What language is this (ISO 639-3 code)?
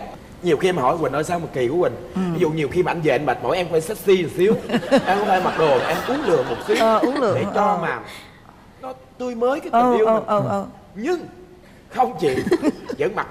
vie